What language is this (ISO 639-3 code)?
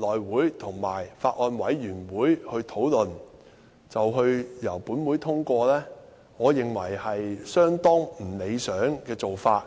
yue